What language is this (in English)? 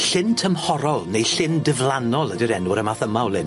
Welsh